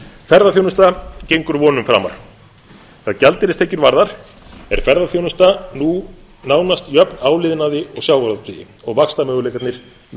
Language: Icelandic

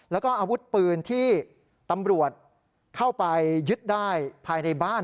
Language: Thai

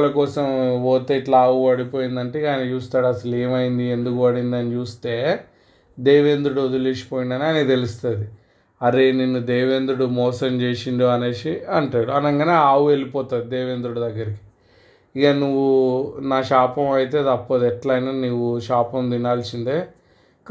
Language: Telugu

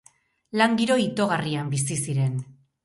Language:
Basque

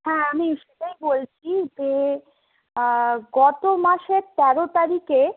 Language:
Bangla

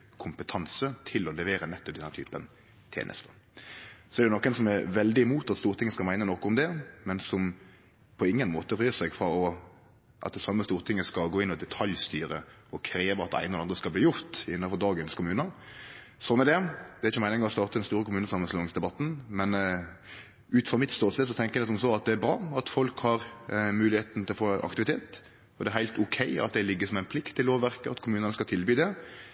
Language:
Norwegian Nynorsk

